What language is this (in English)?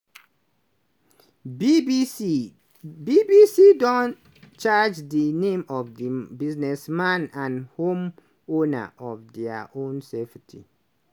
Nigerian Pidgin